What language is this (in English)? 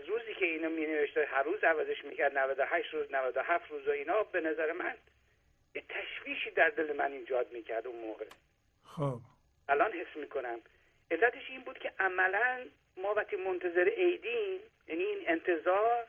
Persian